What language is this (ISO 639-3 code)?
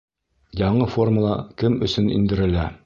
bak